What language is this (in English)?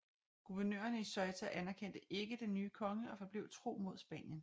Danish